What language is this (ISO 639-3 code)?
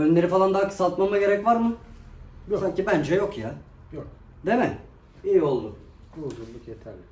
tur